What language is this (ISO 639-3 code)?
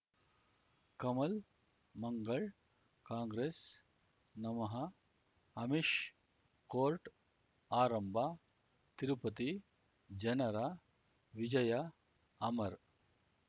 kan